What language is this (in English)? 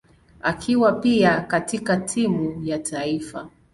Swahili